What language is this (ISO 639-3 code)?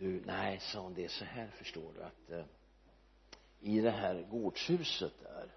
swe